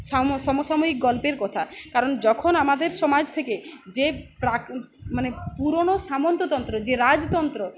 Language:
Bangla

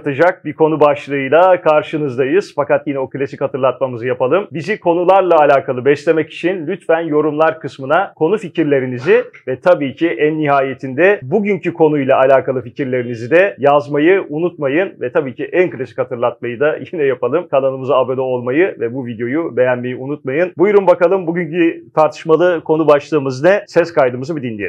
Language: Turkish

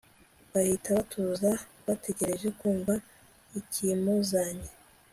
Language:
Kinyarwanda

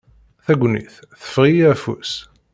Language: Kabyle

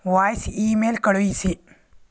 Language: Kannada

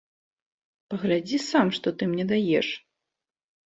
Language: Belarusian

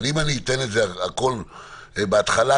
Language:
Hebrew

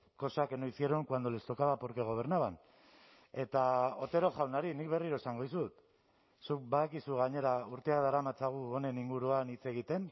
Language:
Basque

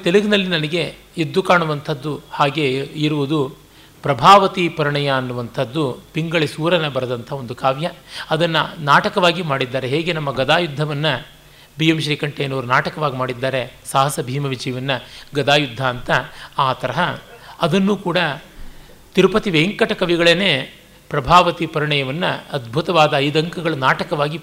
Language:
Kannada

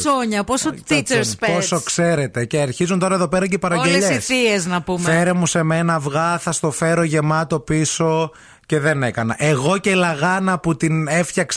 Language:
Greek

